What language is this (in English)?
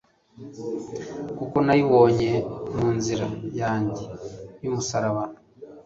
Kinyarwanda